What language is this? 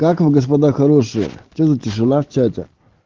Russian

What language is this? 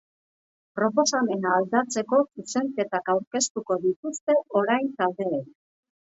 Basque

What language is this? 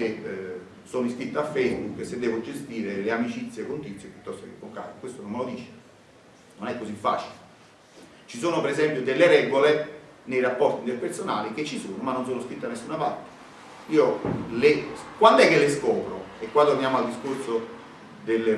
Italian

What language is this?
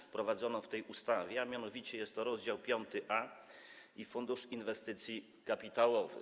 Polish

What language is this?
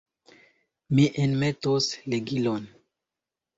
Esperanto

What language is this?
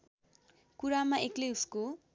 Nepali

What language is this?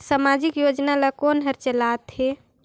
Chhattisgarhi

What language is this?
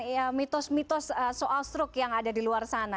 Indonesian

